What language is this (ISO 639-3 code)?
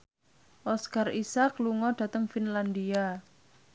jav